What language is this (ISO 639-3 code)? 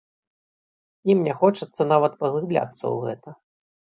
bel